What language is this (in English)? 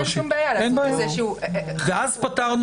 Hebrew